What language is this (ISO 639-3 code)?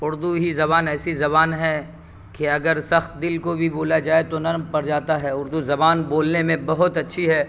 urd